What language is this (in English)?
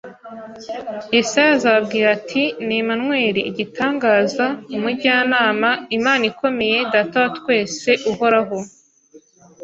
Kinyarwanda